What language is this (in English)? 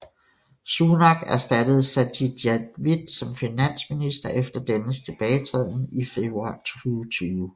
Danish